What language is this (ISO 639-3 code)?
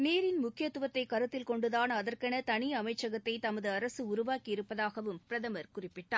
tam